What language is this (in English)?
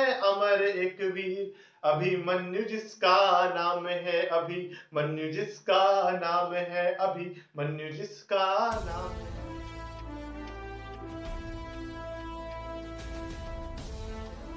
Hindi